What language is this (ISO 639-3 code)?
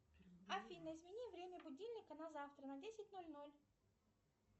rus